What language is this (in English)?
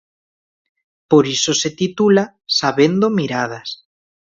Galician